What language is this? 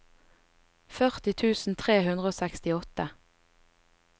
Norwegian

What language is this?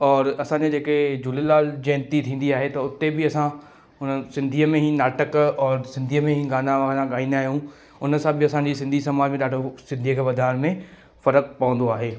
Sindhi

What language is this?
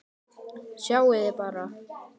Icelandic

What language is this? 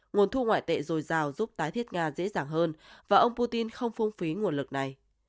Vietnamese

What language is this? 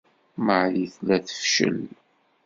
Kabyle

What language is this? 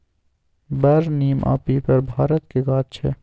Maithili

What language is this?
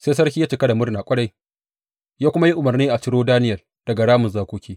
Hausa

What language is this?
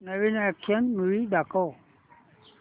Marathi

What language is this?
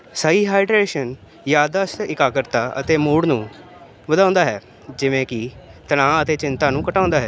Punjabi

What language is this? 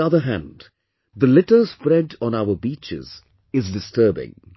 English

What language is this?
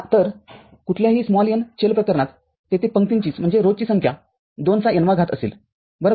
Marathi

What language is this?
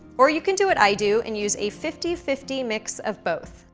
English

